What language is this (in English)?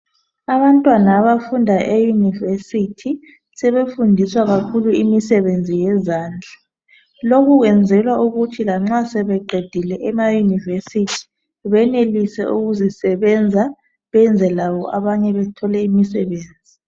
North Ndebele